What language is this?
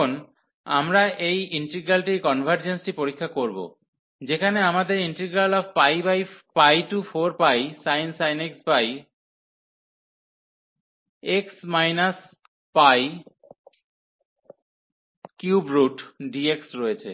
Bangla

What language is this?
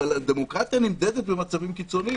Hebrew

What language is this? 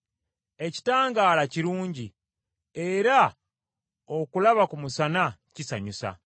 Ganda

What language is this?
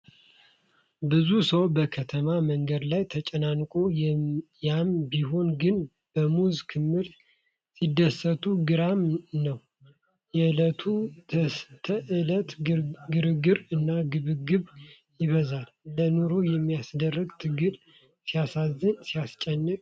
Amharic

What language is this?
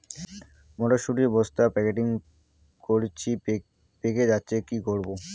Bangla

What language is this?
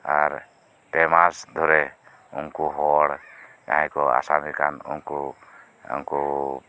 Santali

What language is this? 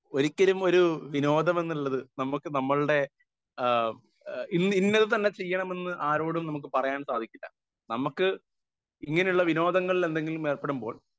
Malayalam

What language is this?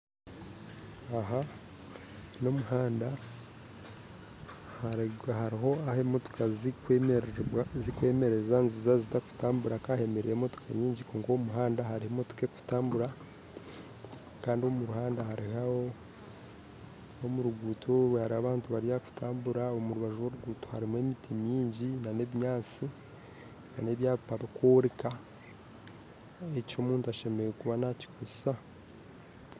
Nyankole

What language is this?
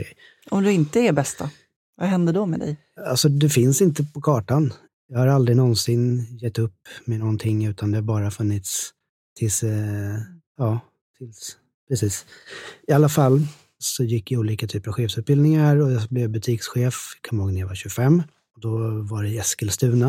Swedish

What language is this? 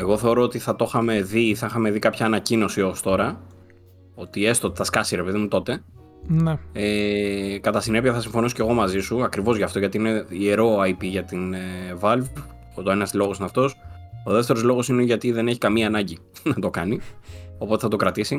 Greek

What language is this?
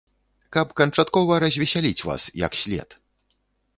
Belarusian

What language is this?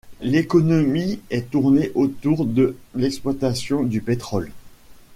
French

